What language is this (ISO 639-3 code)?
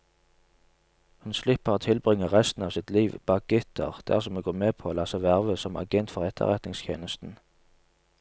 nor